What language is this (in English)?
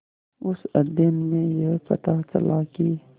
Hindi